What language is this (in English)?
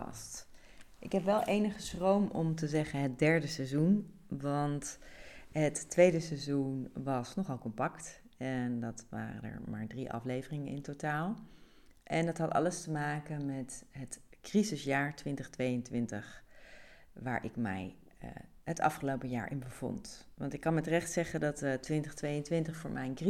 Dutch